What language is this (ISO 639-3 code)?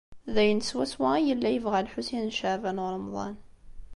kab